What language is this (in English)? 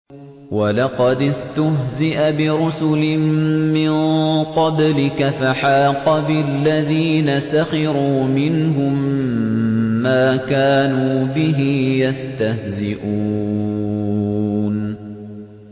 Arabic